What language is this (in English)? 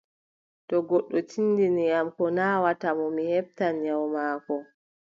Adamawa Fulfulde